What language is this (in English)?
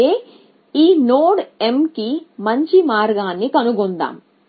Telugu